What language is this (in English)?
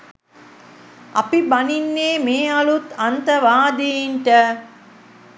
Sinhala